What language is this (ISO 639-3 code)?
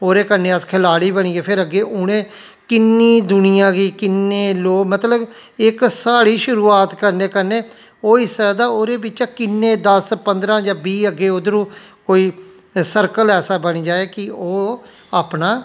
doi